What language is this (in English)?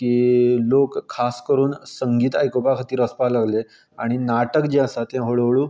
Konkani